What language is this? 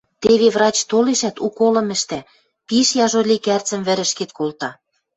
Western Mari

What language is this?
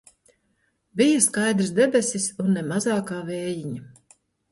Latvian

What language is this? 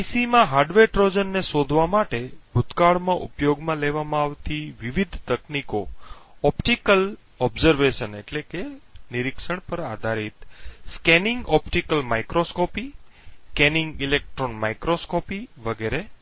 Gujarati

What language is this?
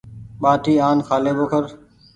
Goaria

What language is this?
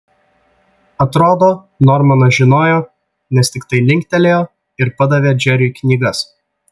Lithuanian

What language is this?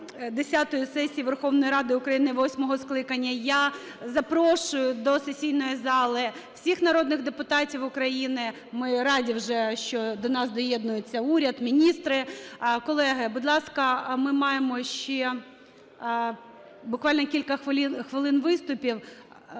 Ukrainian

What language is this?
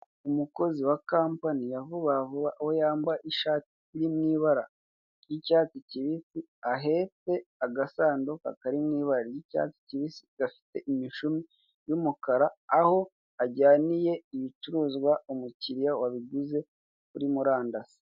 Kinyarwanda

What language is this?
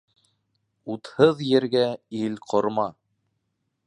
Bashkir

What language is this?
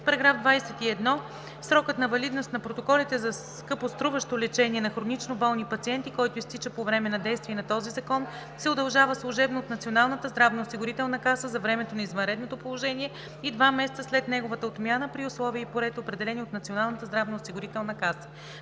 Bulgarian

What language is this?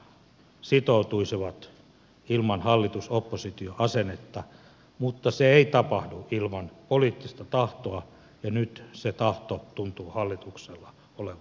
Finnish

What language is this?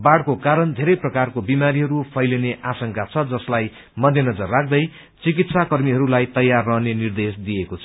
Nepali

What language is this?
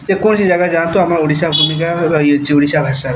Odia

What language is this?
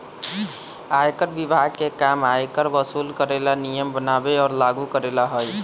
Magahi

